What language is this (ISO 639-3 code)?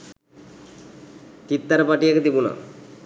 sin